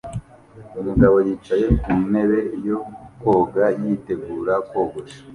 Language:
Kinyarwanda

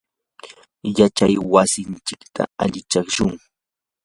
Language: Yanahuanca Pasco Quechua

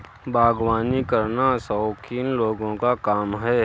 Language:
Hindi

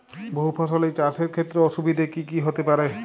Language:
Bangla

